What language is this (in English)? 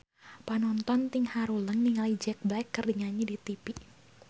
Sundanese